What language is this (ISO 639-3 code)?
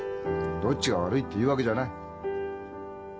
jpn